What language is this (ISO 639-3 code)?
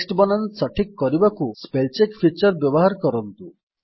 ori